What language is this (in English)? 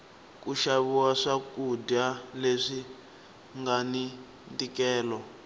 Tsonga